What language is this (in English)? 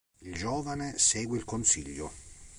Italian